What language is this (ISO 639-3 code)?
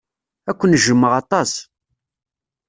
kab